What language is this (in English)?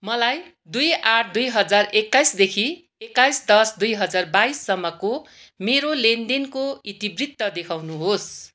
Nepali